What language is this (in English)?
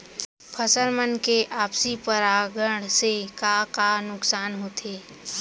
Chhattisgarhi